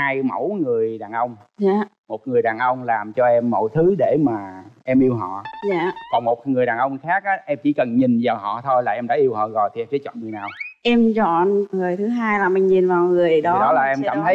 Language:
Vietnamese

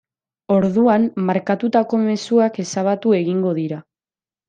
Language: Basque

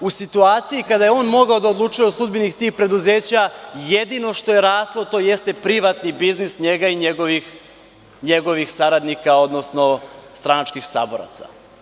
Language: Serbian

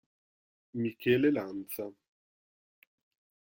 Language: Italian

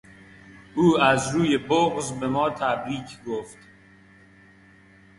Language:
Persian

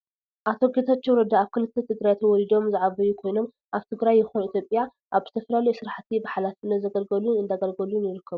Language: Tigrinya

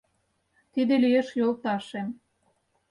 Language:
Mari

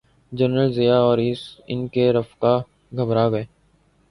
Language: Urdu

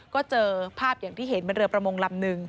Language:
Thai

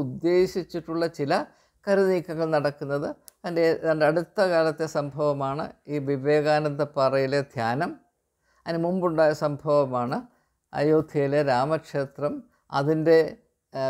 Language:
Malayalam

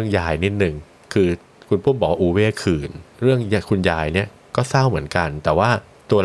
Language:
Thai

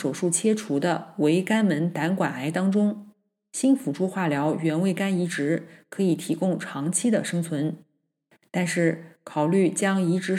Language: Chinese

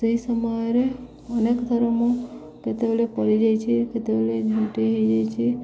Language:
Odia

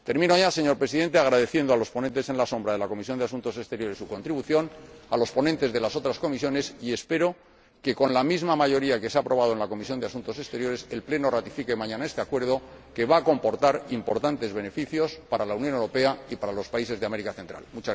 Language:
Spanish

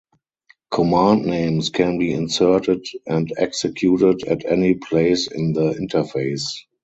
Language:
English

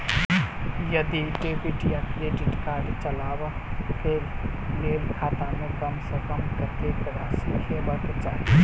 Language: Maithili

